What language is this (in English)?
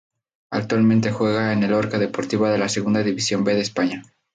Spanish